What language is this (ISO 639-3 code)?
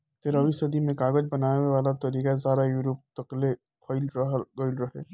bho